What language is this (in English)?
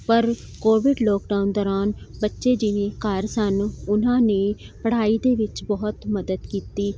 Punjabi